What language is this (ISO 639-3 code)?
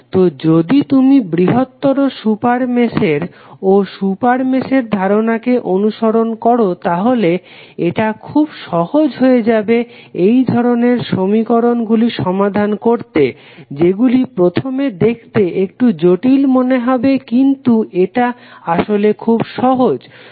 ben